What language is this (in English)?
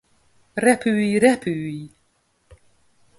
Hungarian